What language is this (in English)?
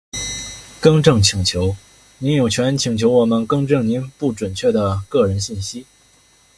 Chinese